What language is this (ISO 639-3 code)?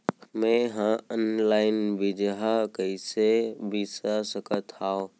hne